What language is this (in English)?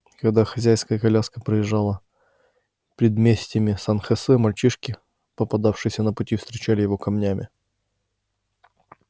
Russian